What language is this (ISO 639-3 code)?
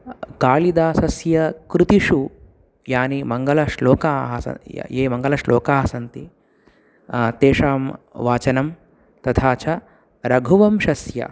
san